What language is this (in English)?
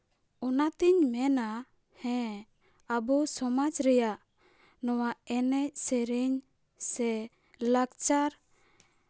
Santali